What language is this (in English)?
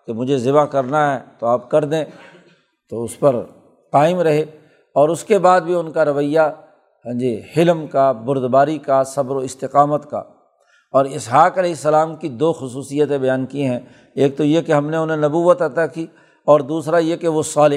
Urdu